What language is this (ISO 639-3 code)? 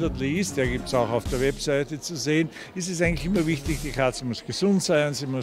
deu